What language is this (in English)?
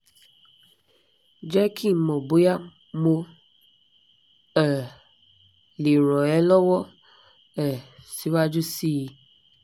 Yoruba